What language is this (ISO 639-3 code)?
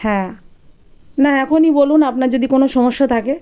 ben